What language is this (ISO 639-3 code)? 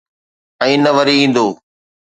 snd